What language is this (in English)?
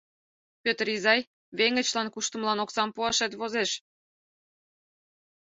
Mari